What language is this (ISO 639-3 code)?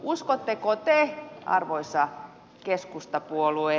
fin